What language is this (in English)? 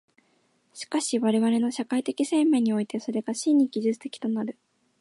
Japanese